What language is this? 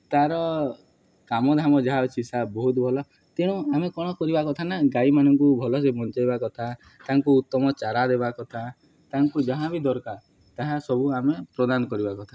Odia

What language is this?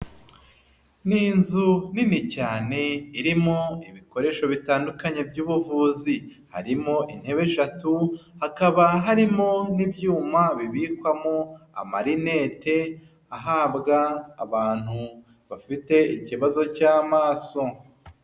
Kinyarwanda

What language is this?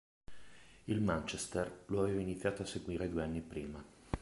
Italian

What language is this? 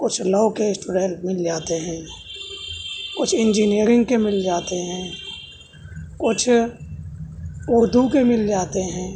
Urdu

